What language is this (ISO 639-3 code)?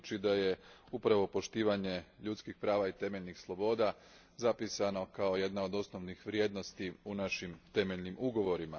hrv